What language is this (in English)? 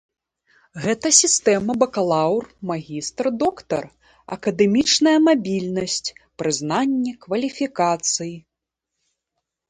Belarusian